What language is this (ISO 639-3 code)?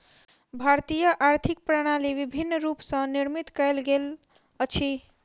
mai